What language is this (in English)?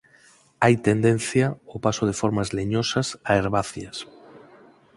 Galician